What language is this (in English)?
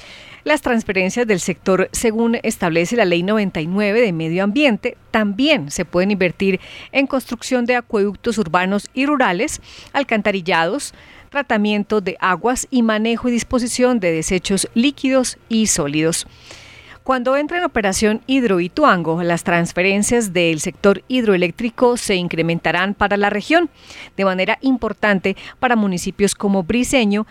Spanish